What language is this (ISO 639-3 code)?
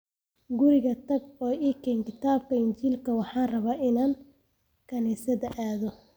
som